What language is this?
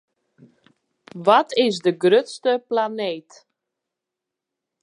Western Frisian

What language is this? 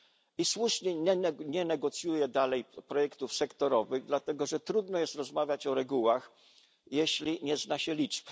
Polish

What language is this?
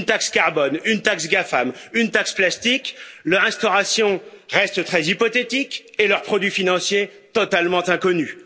French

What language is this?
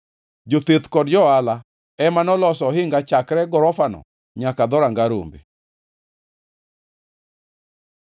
Luo (Kenya and Tanzania)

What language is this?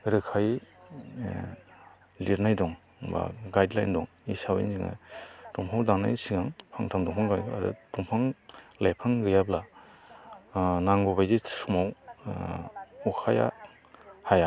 Bodo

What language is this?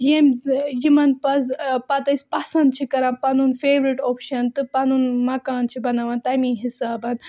Kashmiri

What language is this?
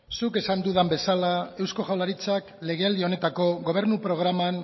Basque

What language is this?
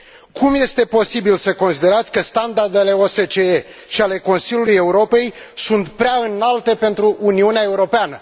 Romanian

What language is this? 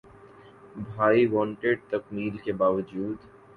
Urdu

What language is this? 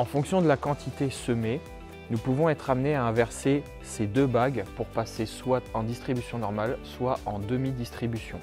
French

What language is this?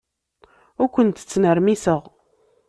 Kabyle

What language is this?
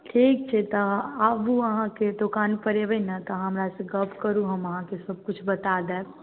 Maithili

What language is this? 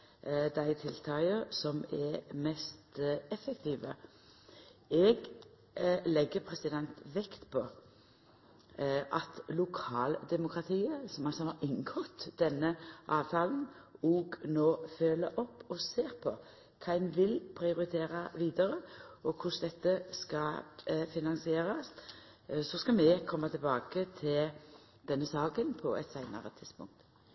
Norwegian Nynorsk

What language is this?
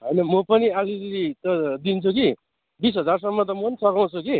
Nepali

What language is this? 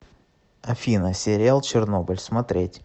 Russian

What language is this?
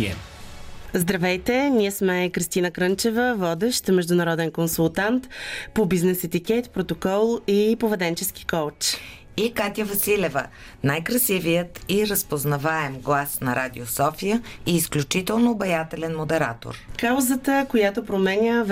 Bulgarian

